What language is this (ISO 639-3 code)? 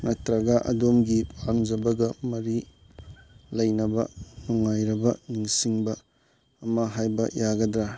mni